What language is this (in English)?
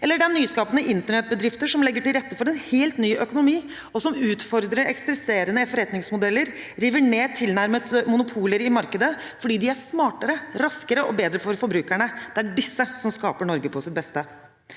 Norwegian